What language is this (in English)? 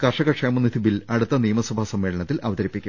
Malayalam